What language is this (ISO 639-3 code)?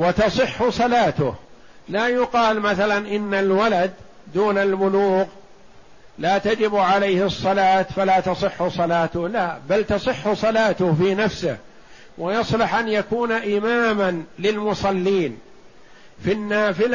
ara